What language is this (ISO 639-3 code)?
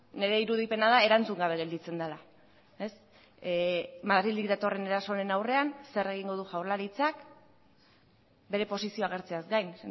eus